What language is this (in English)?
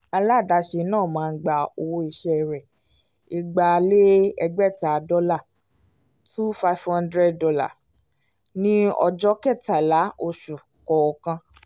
Yoruba